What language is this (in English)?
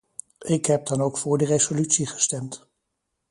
Dutch